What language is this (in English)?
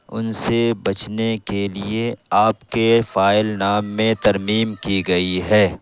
Urdu